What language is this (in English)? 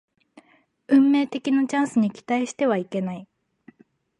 Japanese